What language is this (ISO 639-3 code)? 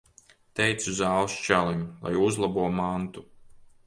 lav